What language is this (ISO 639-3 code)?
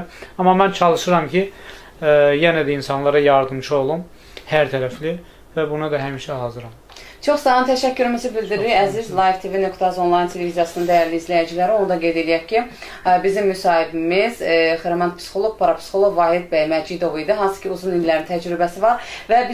tur